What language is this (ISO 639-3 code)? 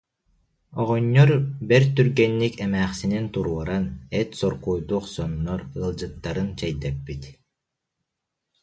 sah